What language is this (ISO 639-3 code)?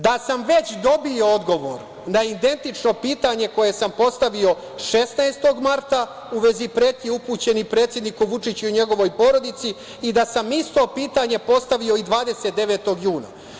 srp